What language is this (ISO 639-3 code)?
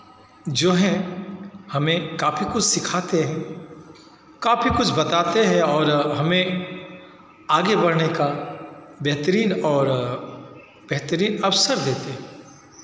hin